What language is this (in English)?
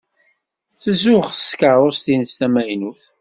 Kabyle